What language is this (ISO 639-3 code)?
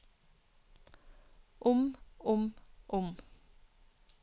nor